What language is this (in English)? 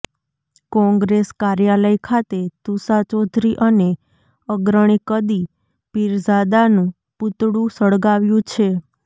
Gujarati